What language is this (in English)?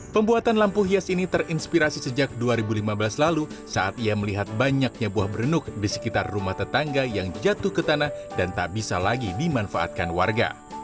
Indonesian